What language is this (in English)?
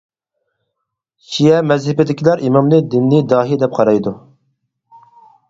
Uyghur